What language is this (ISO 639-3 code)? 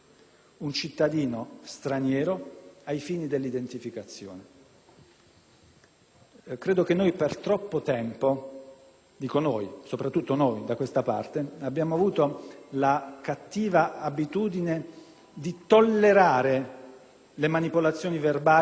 ita